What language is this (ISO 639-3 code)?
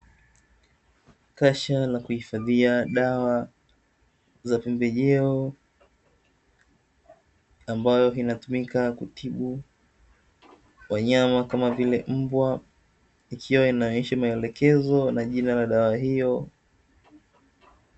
swa